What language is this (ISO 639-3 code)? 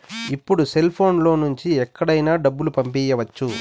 tel